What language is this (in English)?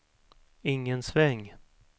Swedish